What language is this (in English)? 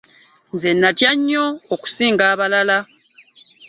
Ganda